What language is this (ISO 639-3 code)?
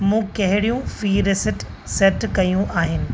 snd